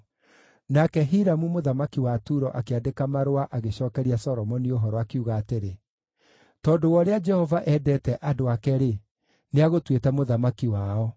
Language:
Kikuyu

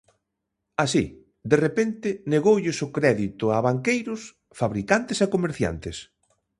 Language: Galician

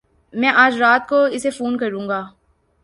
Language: Urdu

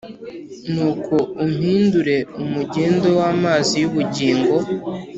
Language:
Kinyarwanda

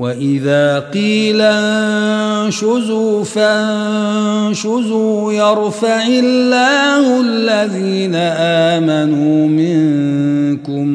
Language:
Arabic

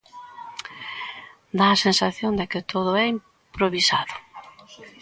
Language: Galician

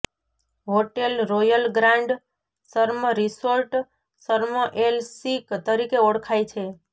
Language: Gujarati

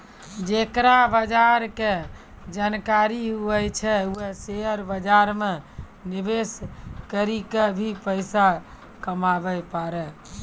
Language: Maithili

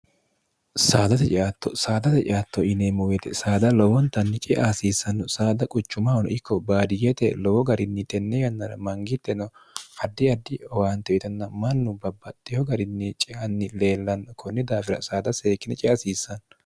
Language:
Sidamo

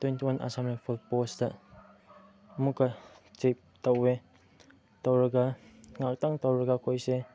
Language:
Manipuri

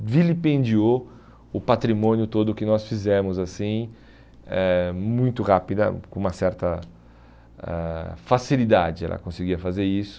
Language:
Portuguese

